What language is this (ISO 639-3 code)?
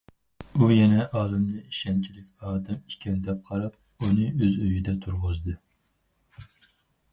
uig